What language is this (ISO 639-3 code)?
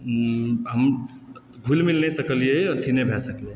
mai